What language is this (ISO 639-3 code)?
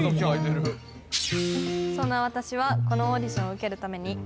jpn